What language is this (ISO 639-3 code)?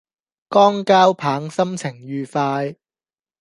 yue